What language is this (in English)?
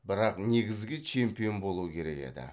Kazakh